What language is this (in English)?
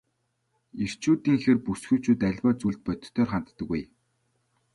Mongolian